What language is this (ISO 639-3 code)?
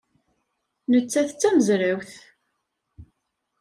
kab